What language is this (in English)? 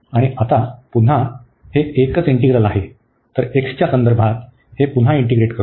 Marathi